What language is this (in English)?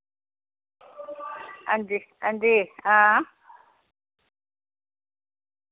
Dogri